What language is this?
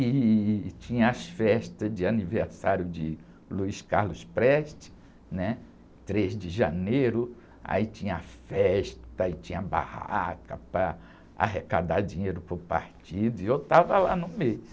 Portuguese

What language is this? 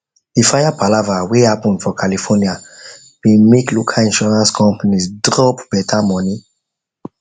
Nigerian Pidgin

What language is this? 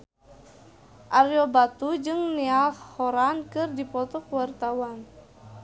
Sundanese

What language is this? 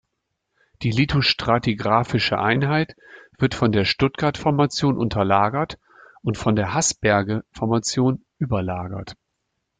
German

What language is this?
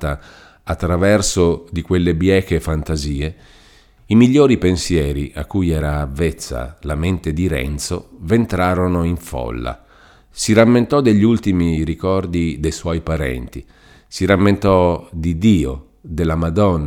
Italian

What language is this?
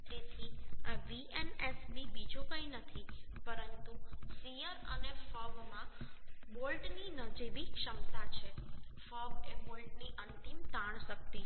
Gujarati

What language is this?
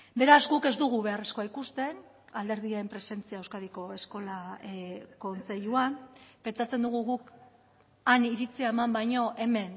Basque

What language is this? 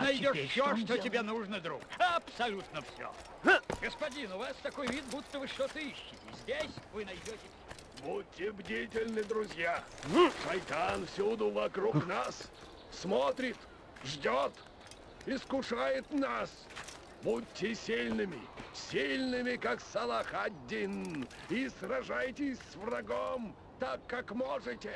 Russian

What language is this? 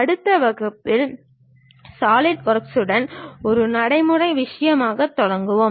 Tamil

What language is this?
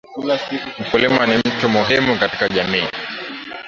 Swahili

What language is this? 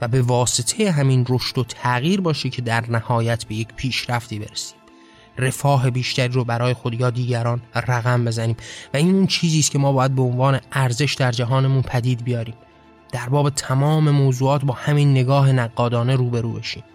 Persian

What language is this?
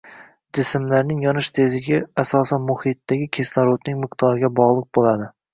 Uzbek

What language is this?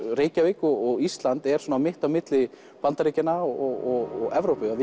Icelandic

